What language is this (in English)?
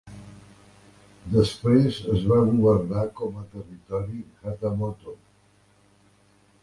Catalan